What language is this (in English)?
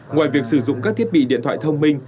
Vietnamese